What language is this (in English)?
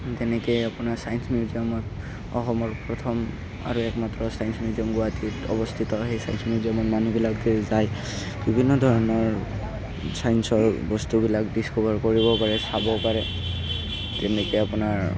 Assamese